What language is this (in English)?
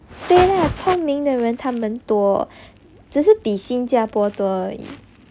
English